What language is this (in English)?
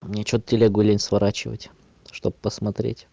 Russian